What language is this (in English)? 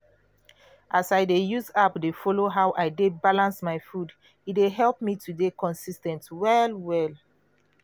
Nigerian Pidgin